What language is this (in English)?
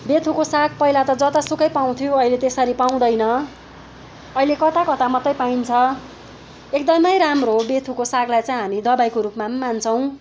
Nepali